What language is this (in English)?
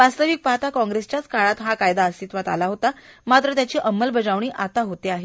Marathi